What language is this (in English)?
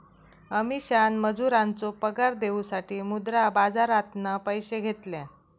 Marathi